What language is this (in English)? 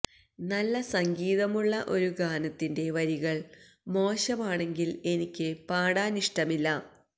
Malayalam